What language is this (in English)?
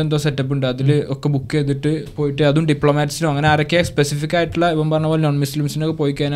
Malayalam